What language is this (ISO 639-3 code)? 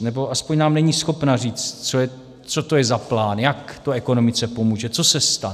ces